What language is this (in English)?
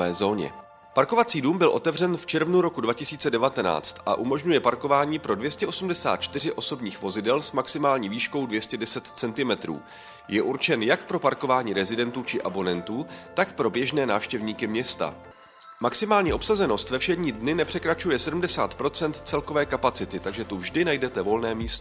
Czech